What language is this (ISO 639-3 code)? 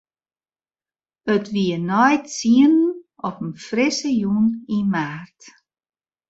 fry